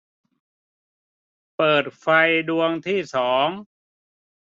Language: Thai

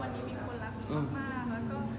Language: Thai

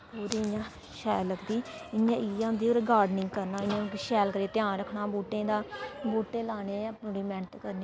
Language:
Dogri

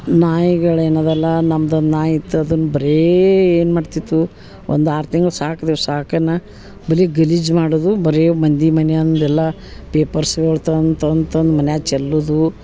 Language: Kannada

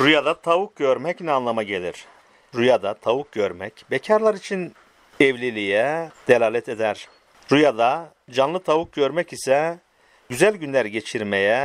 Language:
Turkish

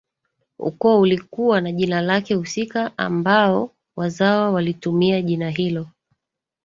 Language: Swahili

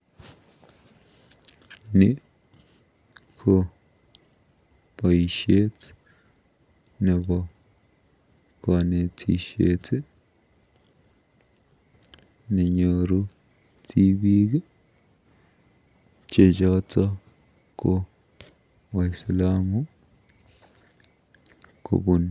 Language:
Kalenjin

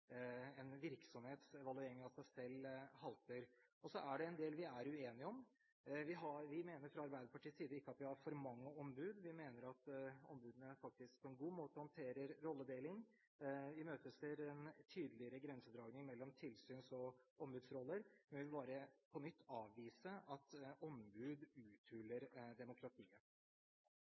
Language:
Norwegian Bokmål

